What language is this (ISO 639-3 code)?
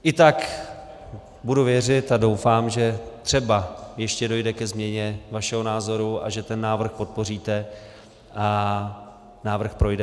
ces